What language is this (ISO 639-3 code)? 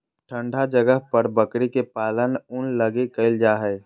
mag